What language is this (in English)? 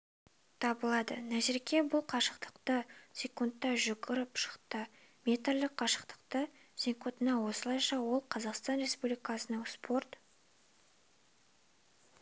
Kazakh